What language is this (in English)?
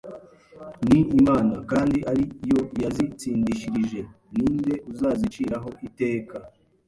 Kinyarwanda